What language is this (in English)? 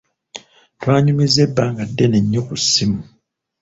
Ganda